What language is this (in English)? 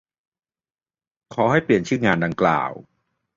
Thai